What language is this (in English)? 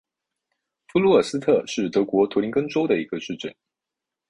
Chinese